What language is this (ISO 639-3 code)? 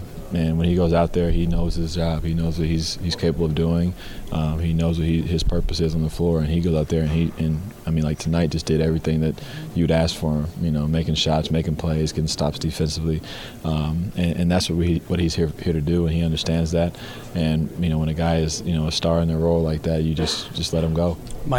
eng